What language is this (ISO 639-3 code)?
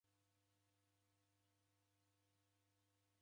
dav